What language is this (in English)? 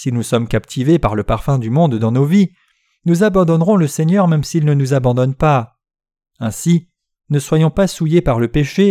French